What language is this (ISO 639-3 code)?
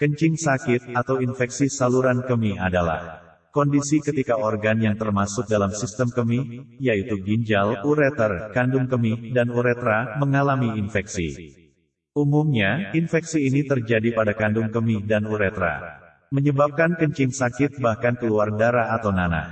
ind